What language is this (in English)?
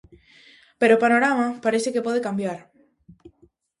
Galician